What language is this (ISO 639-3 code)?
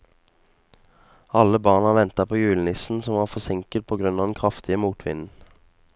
nor